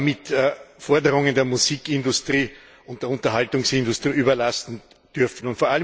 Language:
German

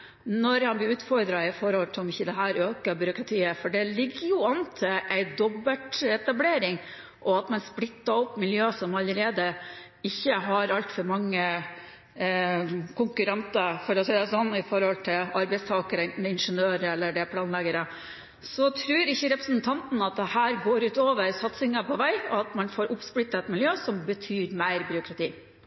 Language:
Norwegian Bokmål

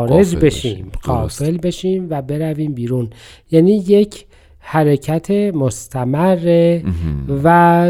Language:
Persian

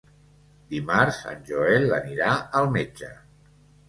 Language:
Catalan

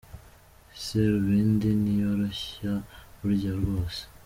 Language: Kinyarwanda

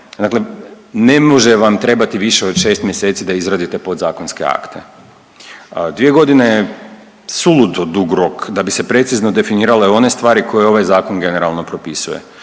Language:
Croatian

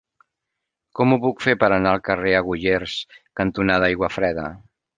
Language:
Catalan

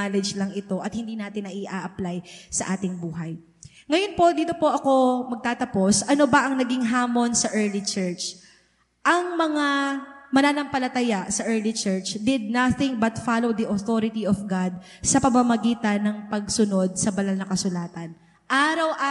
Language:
Filipino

